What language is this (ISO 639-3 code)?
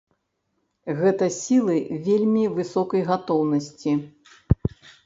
bel